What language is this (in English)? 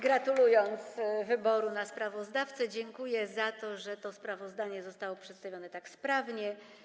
Polish